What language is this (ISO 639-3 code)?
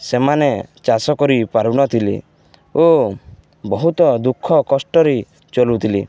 ori